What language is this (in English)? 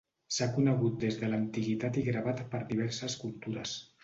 Catalan